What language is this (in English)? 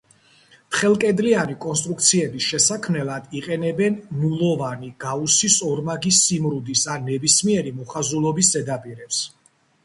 Georgian